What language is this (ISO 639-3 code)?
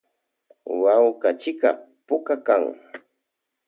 qvj